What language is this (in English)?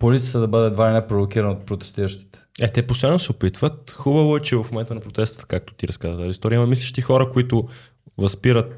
Bulgarian